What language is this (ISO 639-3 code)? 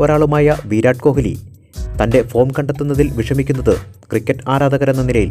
tur